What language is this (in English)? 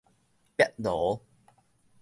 Min Nan Chinese